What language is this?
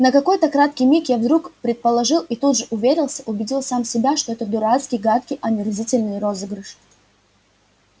Russian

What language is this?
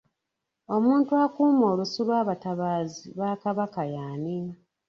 Ganda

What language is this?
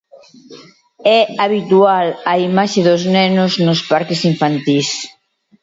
Galician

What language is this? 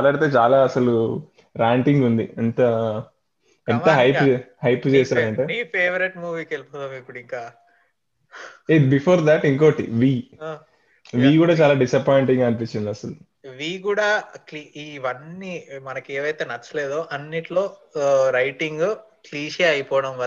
Telugu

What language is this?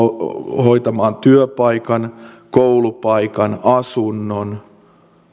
Finnish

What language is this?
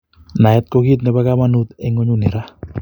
Kalenjin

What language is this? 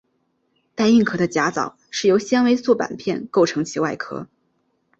Chinese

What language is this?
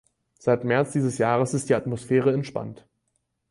German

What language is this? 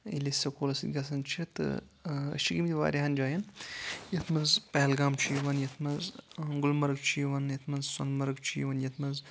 Kashmiri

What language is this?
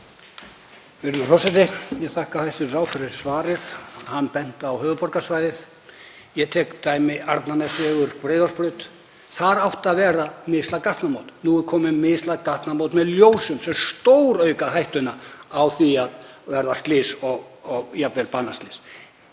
Icelandic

